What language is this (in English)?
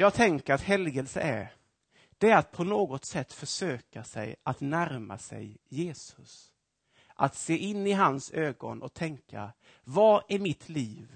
Swedish